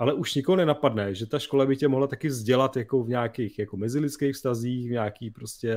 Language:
Czech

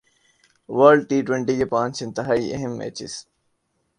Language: Urdu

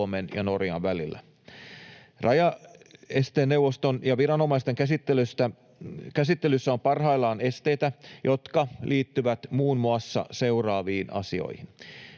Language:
Finnish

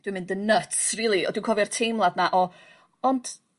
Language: Welsh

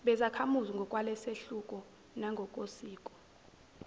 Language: Zulu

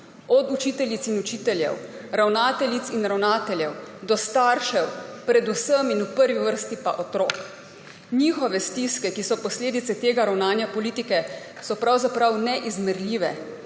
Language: Slovenian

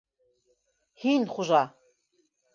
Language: Bashkir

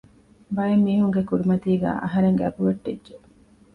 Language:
Divehi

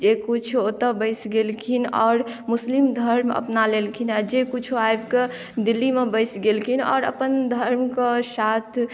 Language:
Maithili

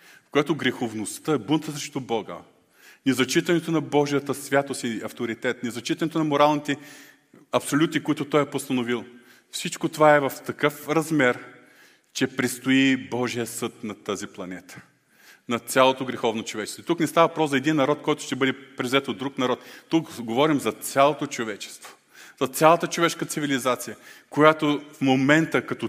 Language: Bulgarian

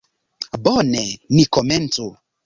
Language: Esperanto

